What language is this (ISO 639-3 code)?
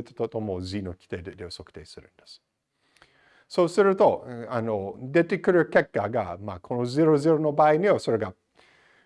jpn